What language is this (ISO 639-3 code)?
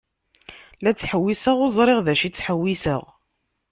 kab